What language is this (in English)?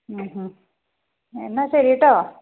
Malayalam